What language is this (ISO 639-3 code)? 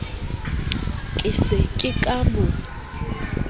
sot